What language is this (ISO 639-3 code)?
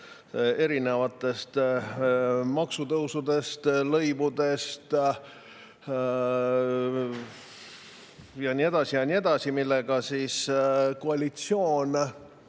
est